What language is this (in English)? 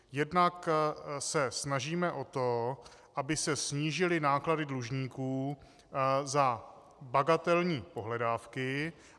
Czech